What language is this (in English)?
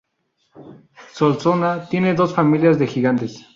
Spanish